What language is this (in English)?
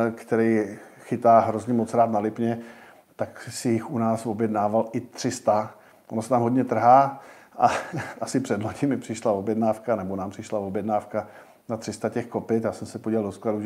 Czech